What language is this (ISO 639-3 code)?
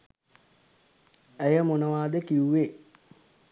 sin